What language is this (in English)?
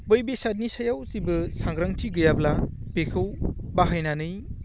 Bodo